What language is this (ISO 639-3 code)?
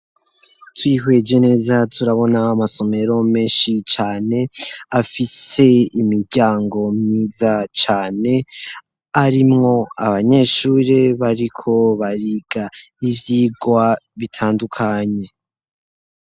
run